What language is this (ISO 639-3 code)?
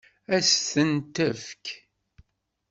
kab